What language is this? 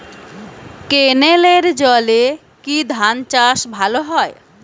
Bangla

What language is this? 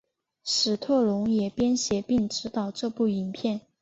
Chinese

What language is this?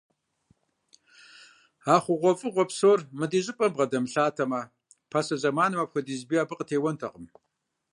Kabardian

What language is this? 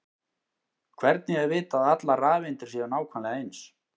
Icelandic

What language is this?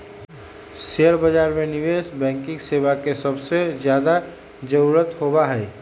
Magahi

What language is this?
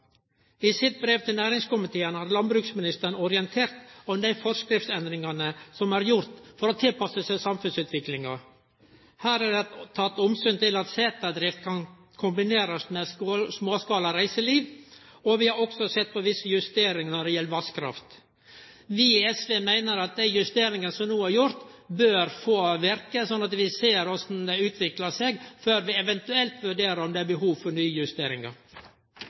Norwegian Nynorsk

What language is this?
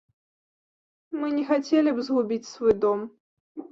Belarusian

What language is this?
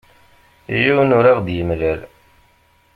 Kabyle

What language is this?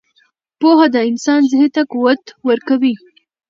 Pashto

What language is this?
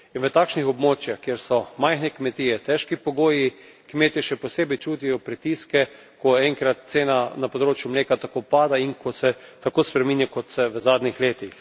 Slovenian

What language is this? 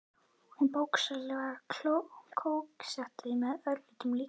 Icelandic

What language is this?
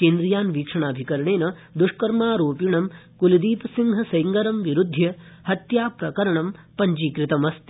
Sanskrit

